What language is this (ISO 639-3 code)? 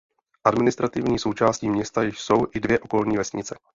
ces